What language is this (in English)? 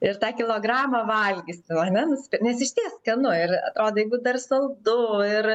Lithuanian